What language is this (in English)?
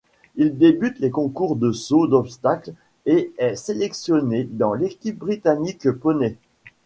French